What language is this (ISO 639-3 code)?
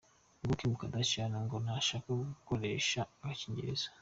kin